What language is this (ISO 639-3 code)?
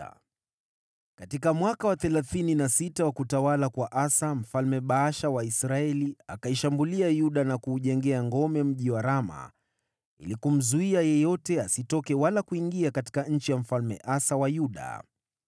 swa